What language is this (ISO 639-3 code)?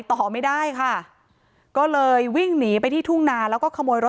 tha